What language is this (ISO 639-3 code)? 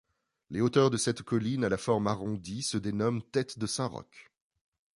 fra